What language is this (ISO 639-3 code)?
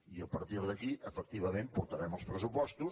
cat